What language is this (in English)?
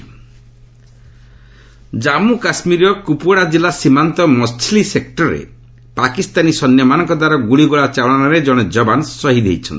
Odia